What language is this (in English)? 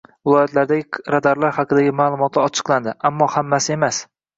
Uzbek